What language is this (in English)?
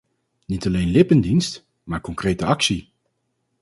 Dutch